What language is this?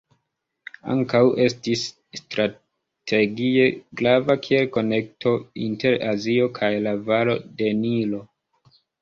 Esperanto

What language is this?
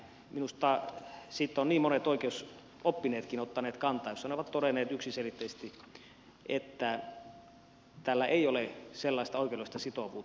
Finnish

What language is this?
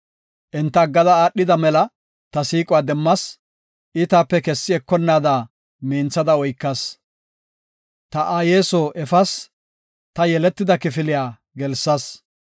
Gofa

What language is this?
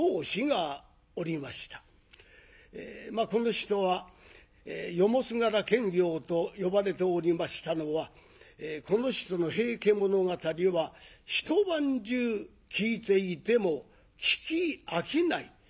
Japanese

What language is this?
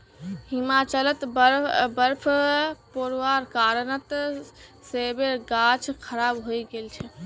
Magahi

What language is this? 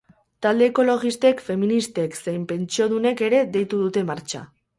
Basque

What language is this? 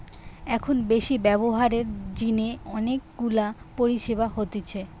Bangla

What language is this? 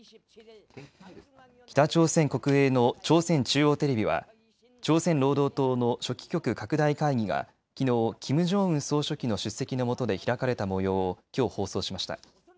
Japanese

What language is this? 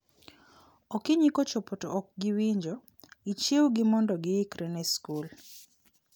Luo (Kenya and Tanzania)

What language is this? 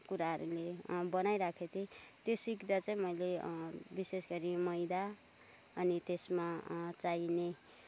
Nepali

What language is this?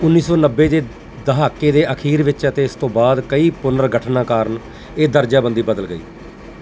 Punjabi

